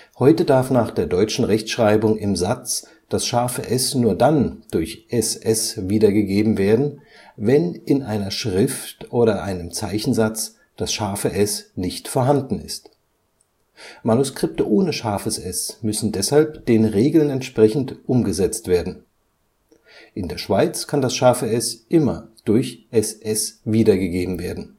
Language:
German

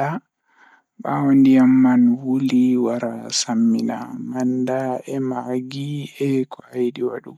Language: Fula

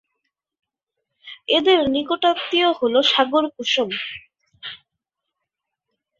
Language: Bangla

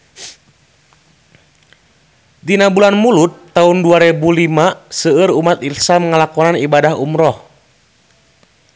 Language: Sundanese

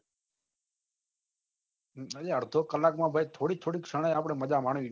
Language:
Gujarati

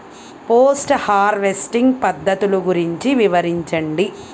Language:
Telugu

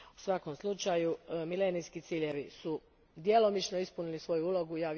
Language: Croatian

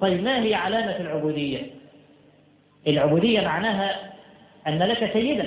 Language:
Arabic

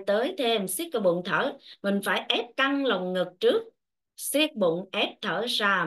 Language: Vietnamese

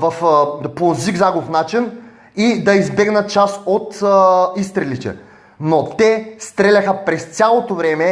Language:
Bulgarian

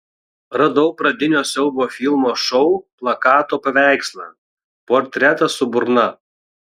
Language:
Lithuanian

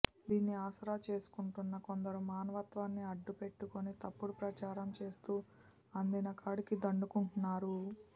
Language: Telugu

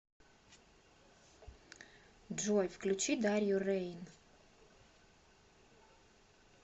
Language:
Russian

